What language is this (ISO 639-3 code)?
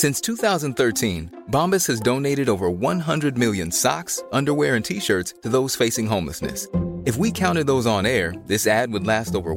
urd